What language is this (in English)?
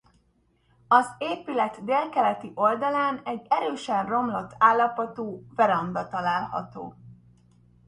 Hungarian